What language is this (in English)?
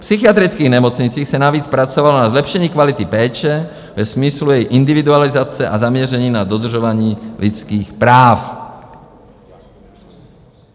Czech